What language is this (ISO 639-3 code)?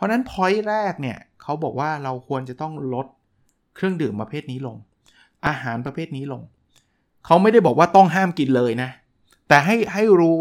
tha